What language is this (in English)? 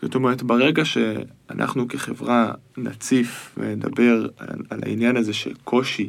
Hebrew